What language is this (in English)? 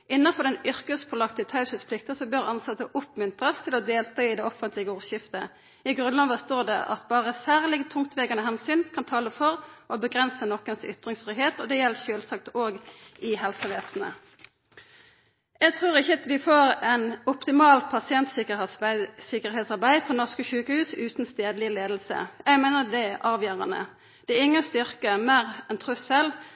Norwegian Nynorsk